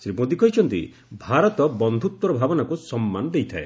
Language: Odia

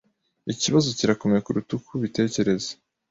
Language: Kinyarwanda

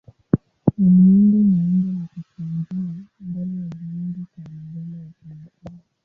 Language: Swahili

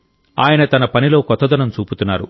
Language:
Telugu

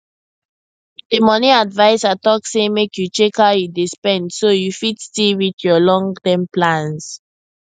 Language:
Nigerian Pidgin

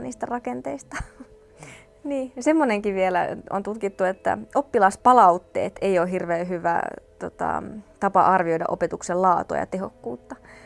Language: Finnish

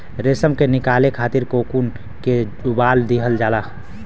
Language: Bhojpuri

